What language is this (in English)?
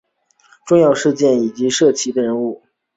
Chinese